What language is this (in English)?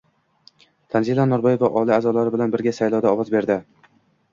Uzbek